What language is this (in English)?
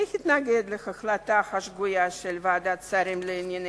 Hebrew